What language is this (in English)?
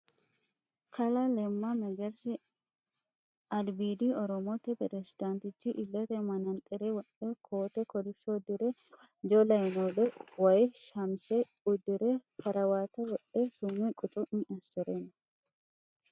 Sidamo